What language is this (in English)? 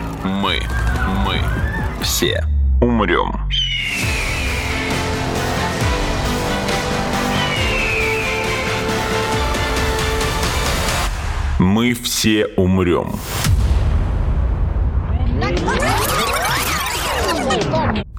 Russian